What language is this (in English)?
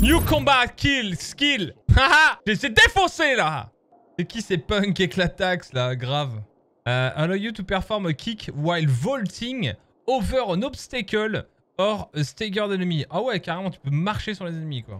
French